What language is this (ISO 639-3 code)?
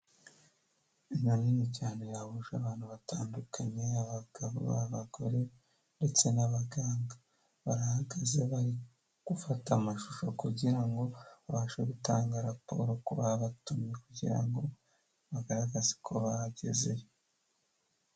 kin